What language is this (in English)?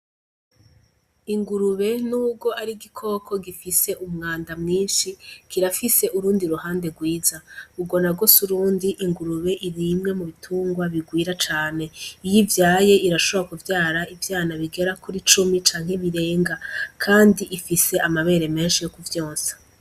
Rundi